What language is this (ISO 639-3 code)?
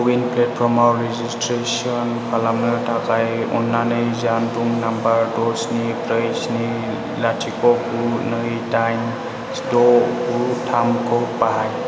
brx